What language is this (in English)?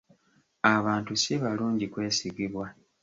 Ganda